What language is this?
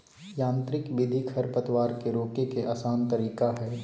Magahi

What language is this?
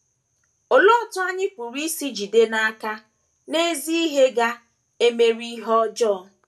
Igbo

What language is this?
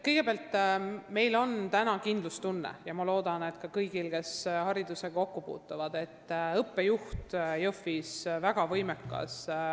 Estonian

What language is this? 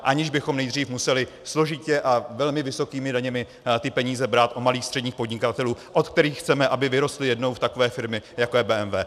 Czech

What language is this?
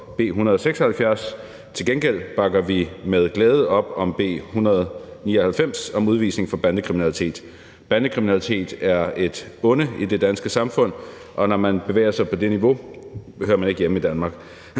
Danish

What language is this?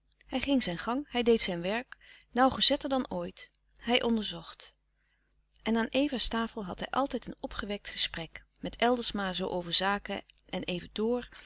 Dutch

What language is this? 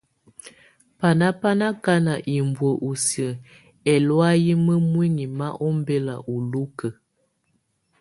Tunen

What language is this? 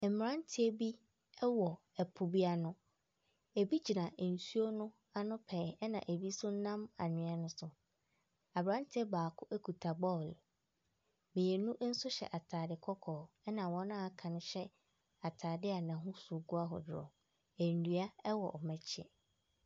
Akan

